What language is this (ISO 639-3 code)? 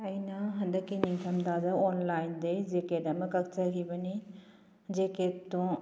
mni